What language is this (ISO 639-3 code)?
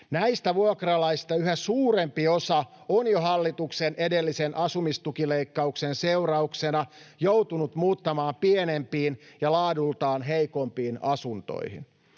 fin